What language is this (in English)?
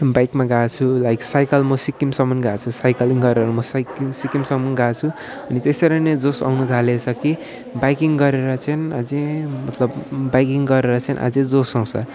Nepali